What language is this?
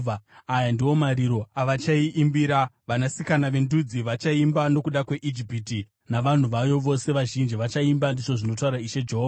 Shona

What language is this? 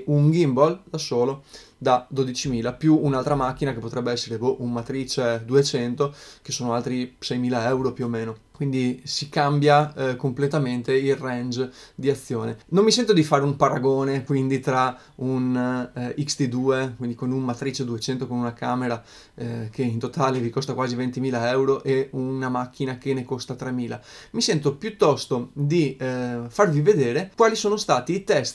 Italian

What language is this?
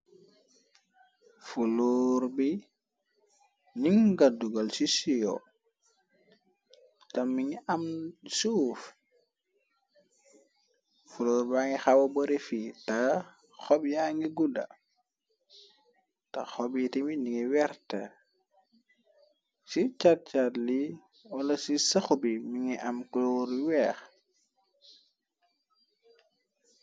Wolof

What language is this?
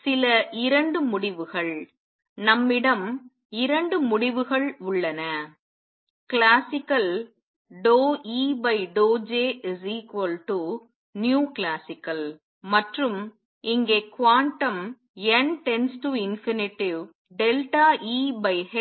Tamil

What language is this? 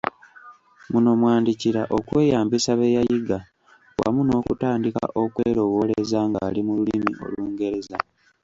Ganda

